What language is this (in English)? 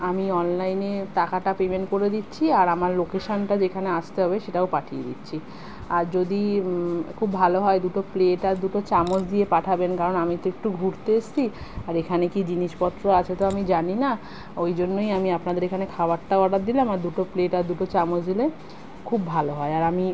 Bangla